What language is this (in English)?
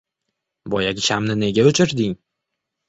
Uzbek